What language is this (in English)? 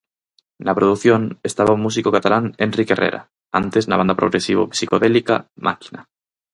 Galician